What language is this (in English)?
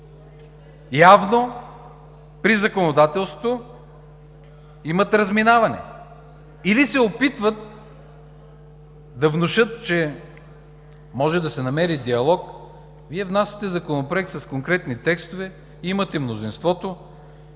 Bulgarian